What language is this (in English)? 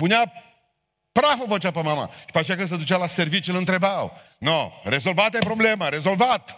Romanian